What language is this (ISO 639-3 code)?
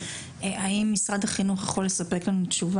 heb